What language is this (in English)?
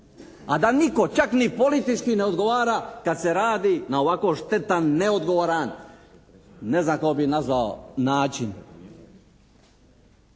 Croatian